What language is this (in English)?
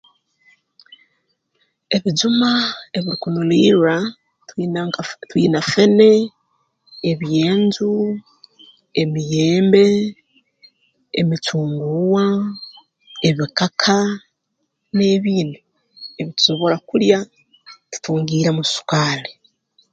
Tooro